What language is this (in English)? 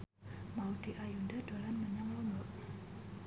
Javanese